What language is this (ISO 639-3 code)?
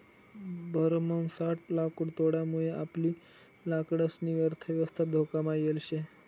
mar